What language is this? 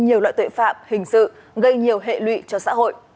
Vietnamese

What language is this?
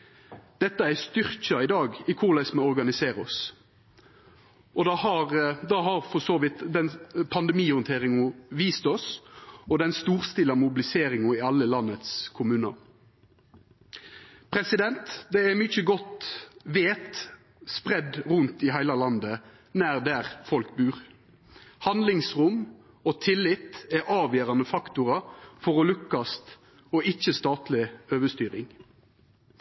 Norwegian Nynorsk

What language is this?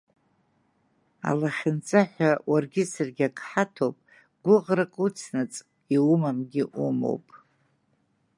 Abkhazian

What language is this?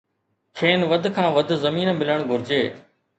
Sindhi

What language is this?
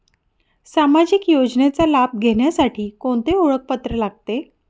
Marathi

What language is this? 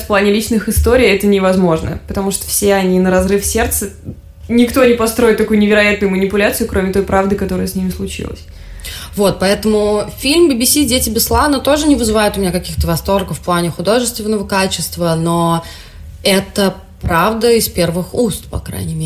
Russian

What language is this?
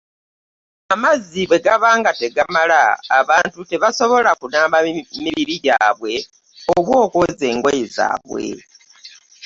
Ganda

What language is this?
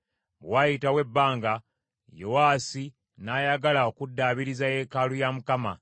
Ganda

